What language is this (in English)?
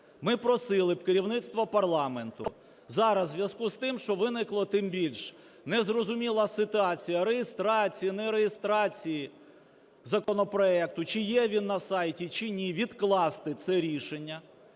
Ukrainian